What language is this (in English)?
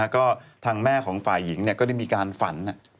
Thai